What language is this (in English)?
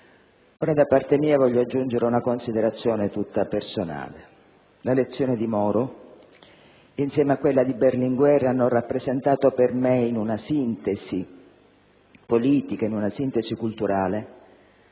Italian